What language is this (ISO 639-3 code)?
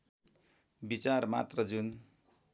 nep